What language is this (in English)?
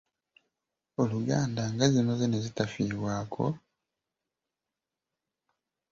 Ganda